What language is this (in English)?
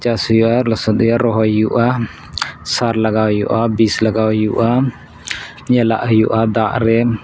Santali